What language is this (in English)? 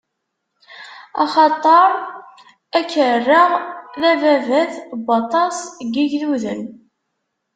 Kabyle